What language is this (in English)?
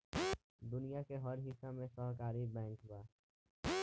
Bhojpuri